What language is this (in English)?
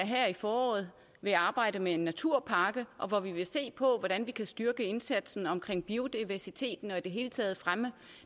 Danish